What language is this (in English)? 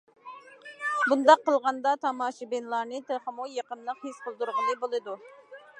Uyghur